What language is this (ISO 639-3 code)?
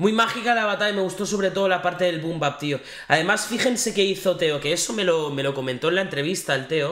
spa